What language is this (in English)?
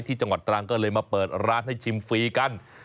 Thai